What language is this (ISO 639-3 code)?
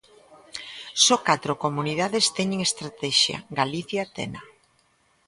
glg